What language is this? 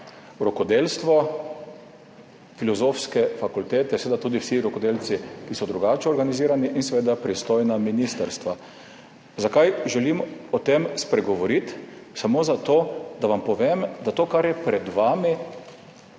Slovenian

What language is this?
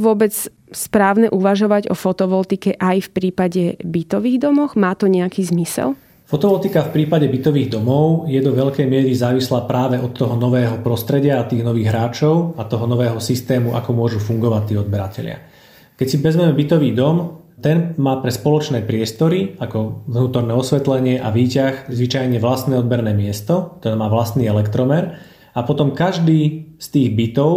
Slovak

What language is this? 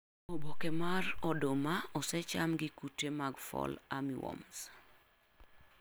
Luo (Kenya and Tanzania)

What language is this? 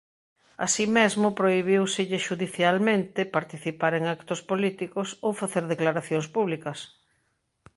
Galician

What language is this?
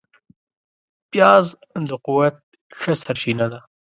Pashto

